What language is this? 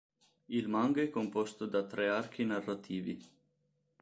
Italian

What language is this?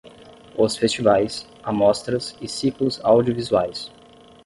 Portuguese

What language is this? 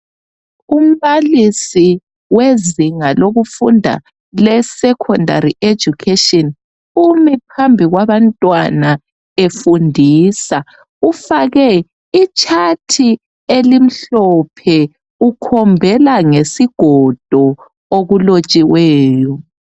North Ndebele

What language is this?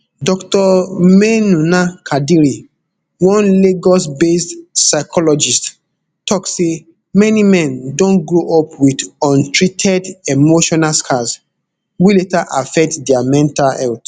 Nigerian Pidgin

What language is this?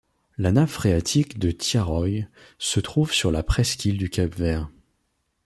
French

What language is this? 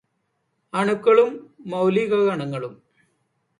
Malayalam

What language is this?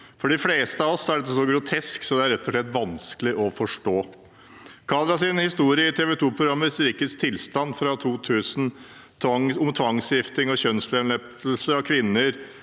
Norwegian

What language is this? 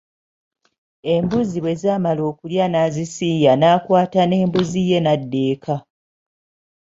Ganda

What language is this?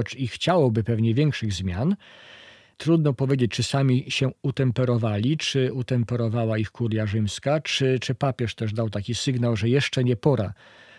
Polish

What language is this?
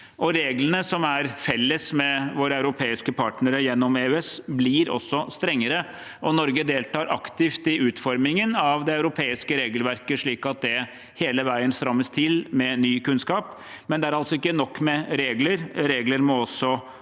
Norwegian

